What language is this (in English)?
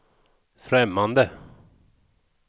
Swedish